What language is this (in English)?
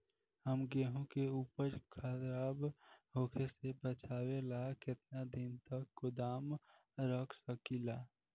Bhojpuri